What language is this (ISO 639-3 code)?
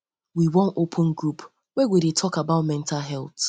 pcm